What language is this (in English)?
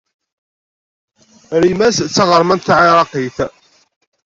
Kabyle